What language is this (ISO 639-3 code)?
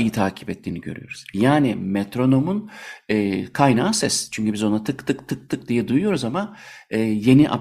tur